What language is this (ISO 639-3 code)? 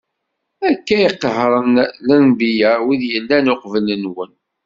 kab